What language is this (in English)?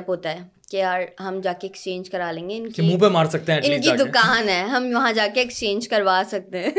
Urdu